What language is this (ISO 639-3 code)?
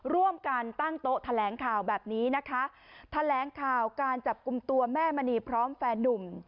tha